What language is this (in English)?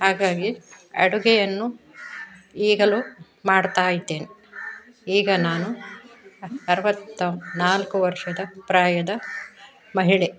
Kannada